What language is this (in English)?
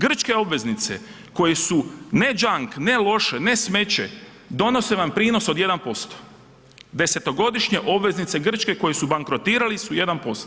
Croatian